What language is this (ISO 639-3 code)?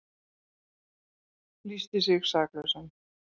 isl